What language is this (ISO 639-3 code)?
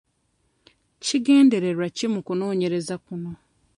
lug